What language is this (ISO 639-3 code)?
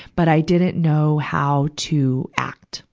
eng